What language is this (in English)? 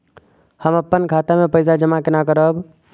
Maithili